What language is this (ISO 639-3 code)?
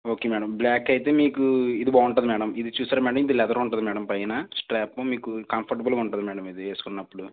tel